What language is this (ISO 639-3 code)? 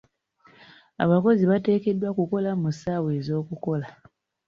lug